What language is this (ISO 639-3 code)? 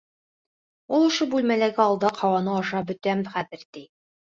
bak